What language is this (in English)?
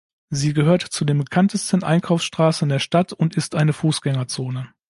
German